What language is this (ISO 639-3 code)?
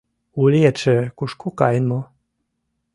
chm